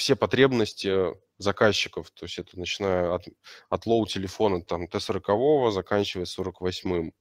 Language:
Russian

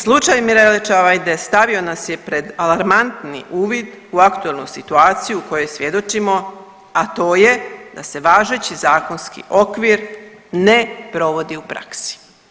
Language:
Croatian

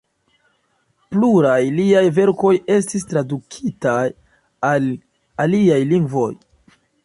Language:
Esperanto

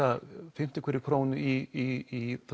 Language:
Icelandic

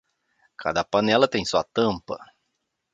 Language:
Portuguese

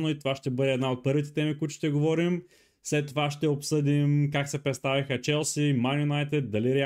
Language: Bulgarian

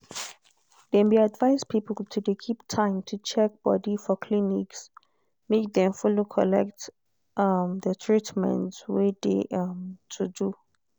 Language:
Nigerian Pidgin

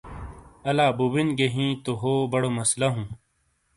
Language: Shina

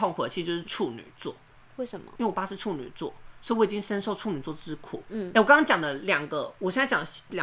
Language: Chinese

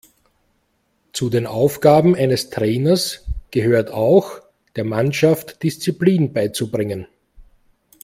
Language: German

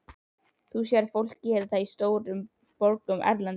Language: Icelandic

